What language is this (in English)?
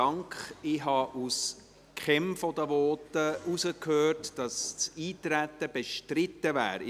Swiss German